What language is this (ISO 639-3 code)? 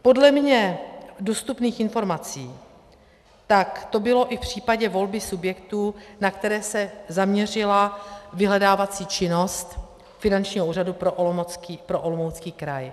ces